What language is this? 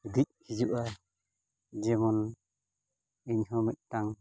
Santali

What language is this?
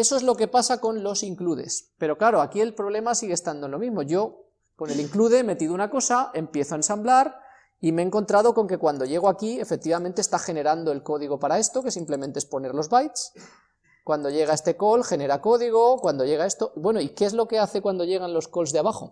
Spanish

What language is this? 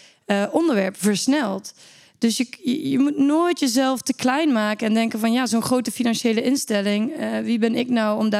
Dutch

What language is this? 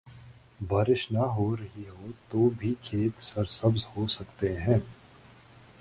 Urdu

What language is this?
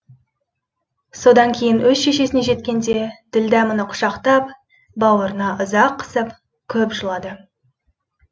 Kazakh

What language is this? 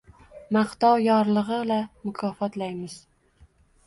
Uzbek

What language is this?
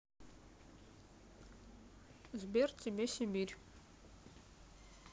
Russian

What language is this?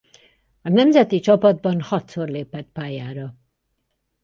Hungarian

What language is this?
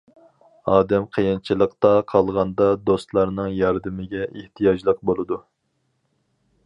Uyghur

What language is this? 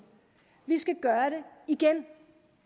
Danish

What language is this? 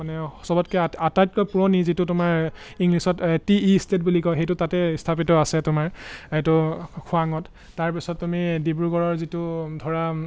Assamese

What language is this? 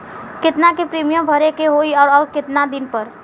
Bhojpuri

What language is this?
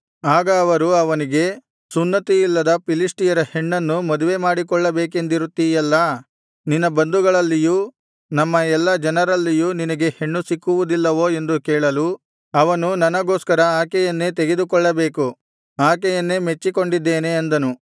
Kannada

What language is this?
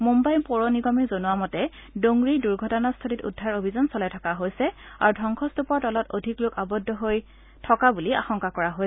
Assamese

